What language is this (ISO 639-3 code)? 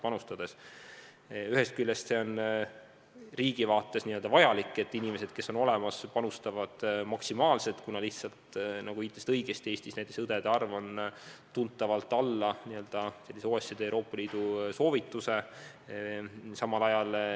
est